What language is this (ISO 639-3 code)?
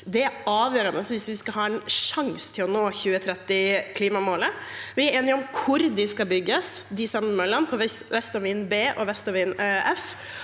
nor